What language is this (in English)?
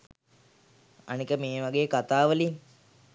Sinhala